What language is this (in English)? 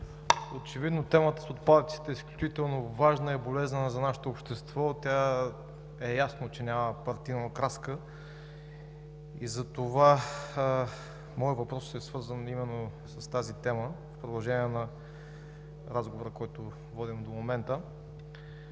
Bulgarian